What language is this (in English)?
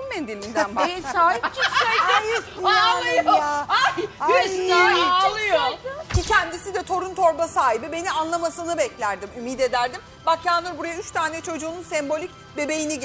Turkish